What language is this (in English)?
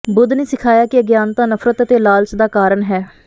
Punjabi